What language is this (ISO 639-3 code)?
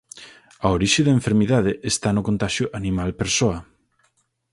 glg